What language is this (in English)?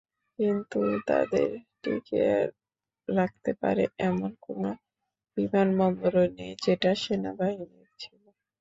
Bangla